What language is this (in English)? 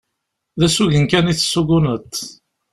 Kabyle